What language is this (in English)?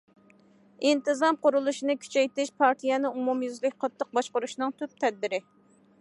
Uyghur